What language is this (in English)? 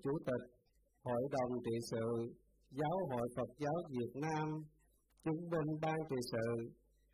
Vietnamese